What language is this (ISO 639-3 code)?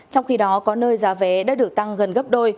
vie